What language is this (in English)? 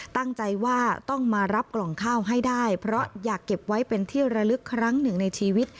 Thai